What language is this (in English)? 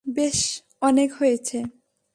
Bangla